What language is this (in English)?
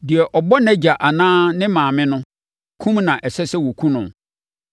Akan